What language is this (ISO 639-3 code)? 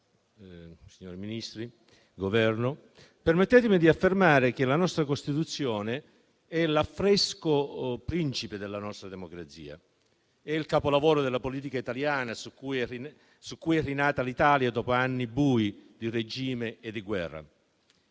ita